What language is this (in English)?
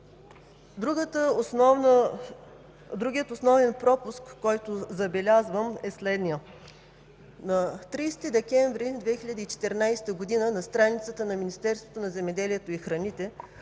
Bulgarian